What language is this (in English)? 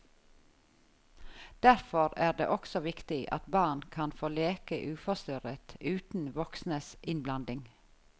Norwegian